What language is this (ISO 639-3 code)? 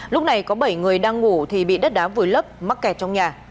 vie